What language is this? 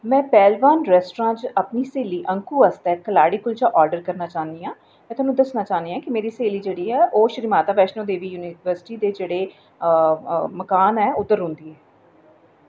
Dogri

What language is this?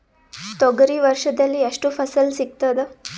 Kannada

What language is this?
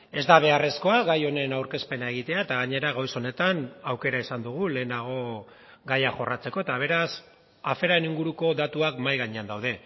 Basque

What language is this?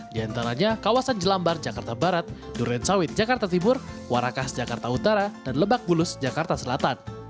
Indonesian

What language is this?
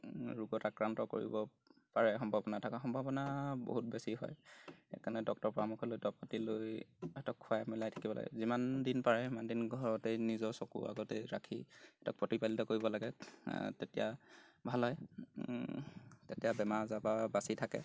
Assamese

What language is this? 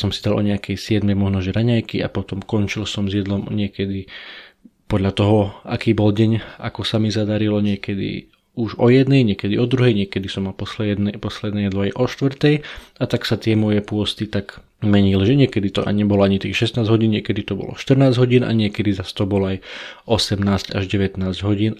Slovak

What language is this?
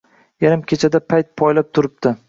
Uzbek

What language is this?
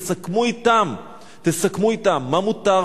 Hebrew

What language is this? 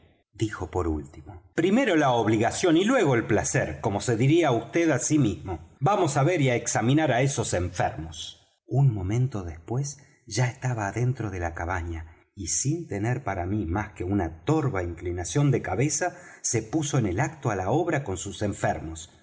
Spanish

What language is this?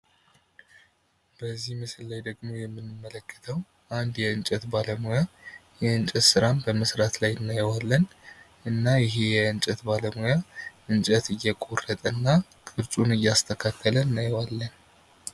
Amharic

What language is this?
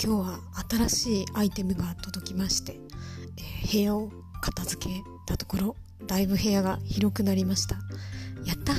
Japanese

